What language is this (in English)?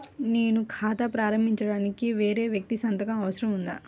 Telugu